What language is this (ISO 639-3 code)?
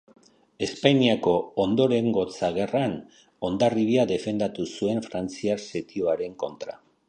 eus